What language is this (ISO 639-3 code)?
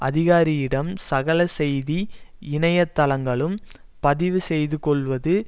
tam